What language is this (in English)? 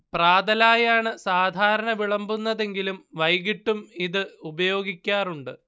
Malayalam